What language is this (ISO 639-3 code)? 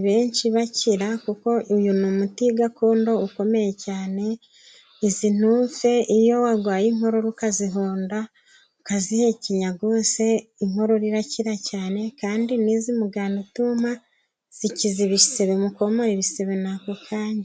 kin